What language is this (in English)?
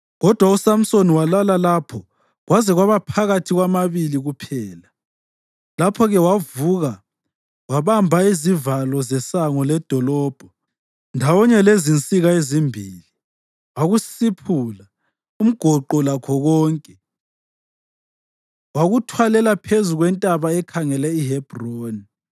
North Ndebele